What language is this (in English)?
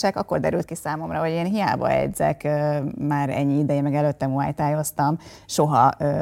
Hungarian